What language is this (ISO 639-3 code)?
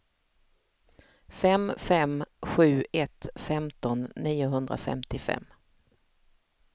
swe